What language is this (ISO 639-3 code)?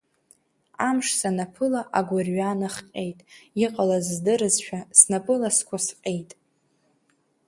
abk